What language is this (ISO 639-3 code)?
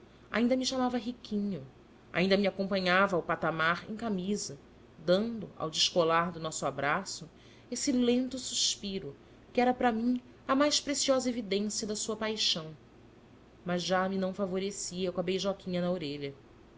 por